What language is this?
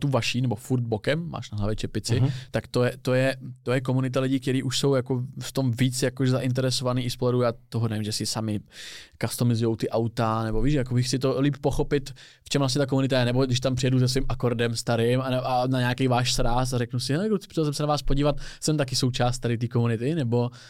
Czech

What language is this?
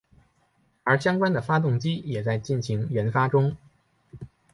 Chinese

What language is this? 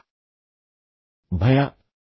Kannada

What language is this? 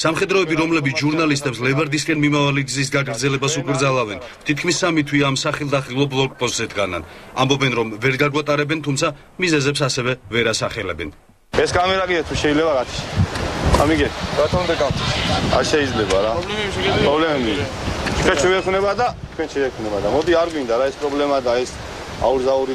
Romanian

